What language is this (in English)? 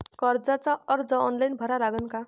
Marathi